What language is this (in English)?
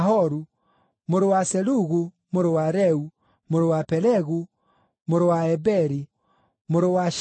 Kikuyu